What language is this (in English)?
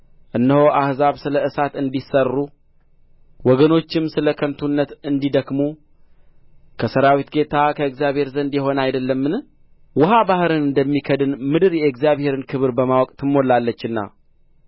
Amharic